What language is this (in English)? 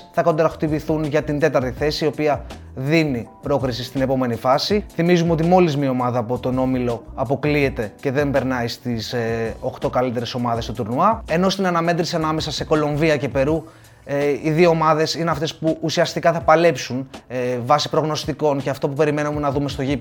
Greek